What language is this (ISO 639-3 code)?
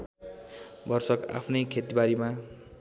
nep